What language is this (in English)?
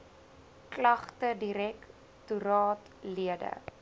Afrikaans